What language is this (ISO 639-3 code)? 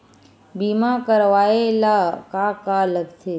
hne